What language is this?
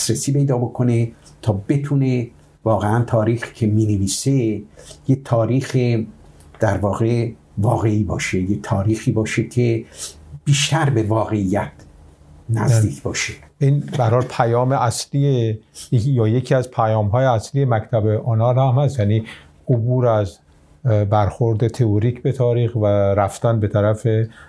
Persian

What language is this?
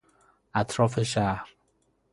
Persian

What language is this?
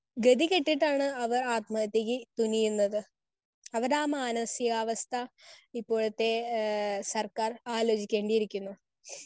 Malayalam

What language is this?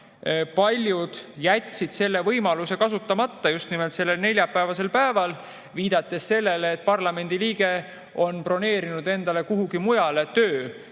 Estonian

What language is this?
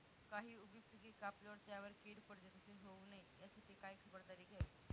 Marathi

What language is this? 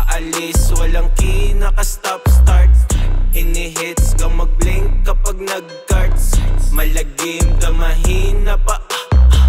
Filipino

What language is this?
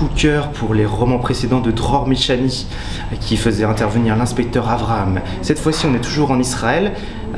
French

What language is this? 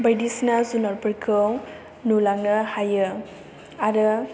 Bodo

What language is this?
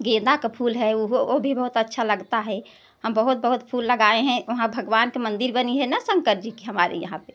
Hindi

